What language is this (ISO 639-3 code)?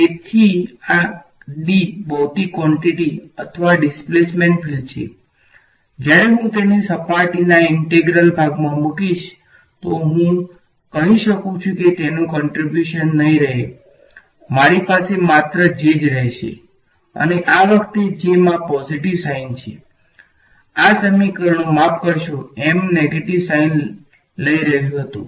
guj